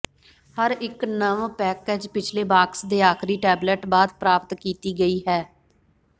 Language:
Punjabi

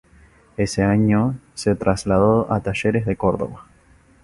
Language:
Spanish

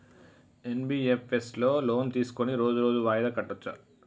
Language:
Telugu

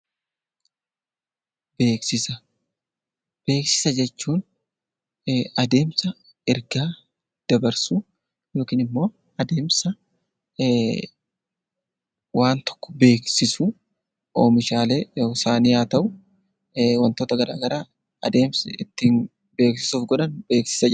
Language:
Oromo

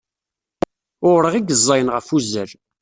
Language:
Kabyle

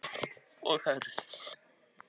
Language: Icelandic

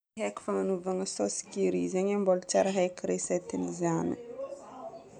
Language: Northern Betsimisaraka Malagasy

